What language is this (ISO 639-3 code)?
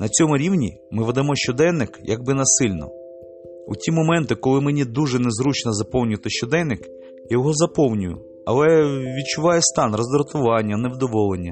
ukr